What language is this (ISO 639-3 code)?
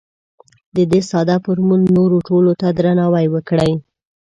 pus